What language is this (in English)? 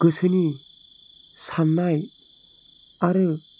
Bodo